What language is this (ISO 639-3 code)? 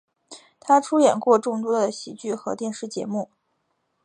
zho